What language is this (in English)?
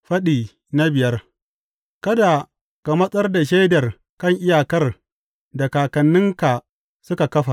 Hausa